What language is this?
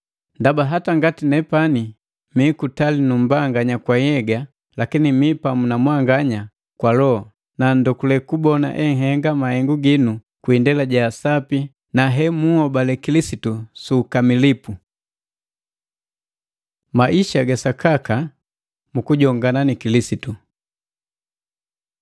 Matengo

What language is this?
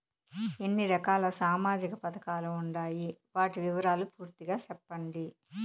Telugu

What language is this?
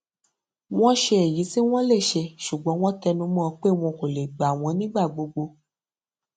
Yoruba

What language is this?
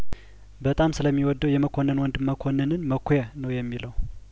Amharic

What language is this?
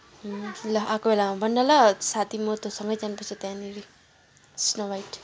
Nepali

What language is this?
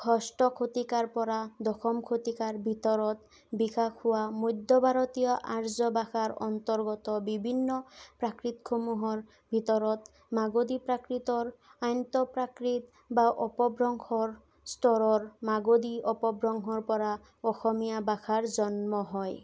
Assamese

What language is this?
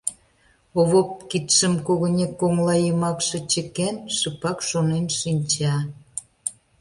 Mari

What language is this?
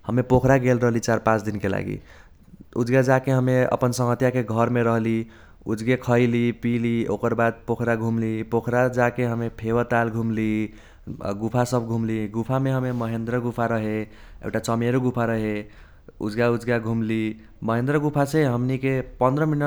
Kochila Tharu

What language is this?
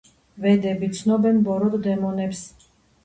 Georgian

